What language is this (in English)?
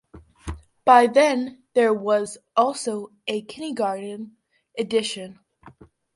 English